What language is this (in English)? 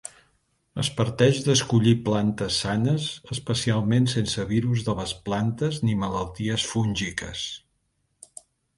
Catalan